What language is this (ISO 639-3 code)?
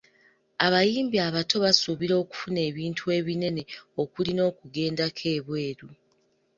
lug